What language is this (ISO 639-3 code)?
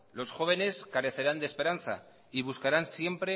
spa